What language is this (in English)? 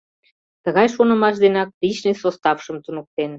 Mari